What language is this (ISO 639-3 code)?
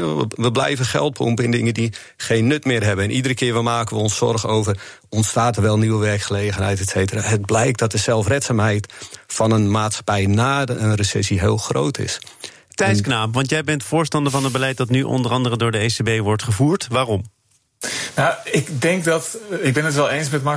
nld